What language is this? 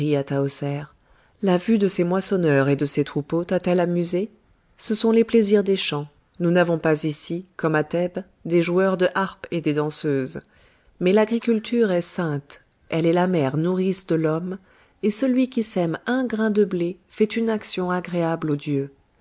French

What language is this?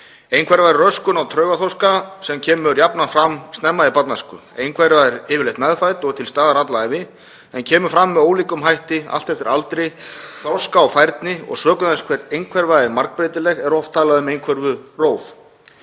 Icelandic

